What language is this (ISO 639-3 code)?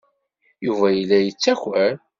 kab